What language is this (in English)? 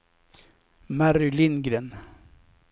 Swedish